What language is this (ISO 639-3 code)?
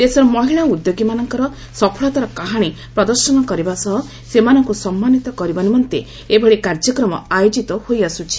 ori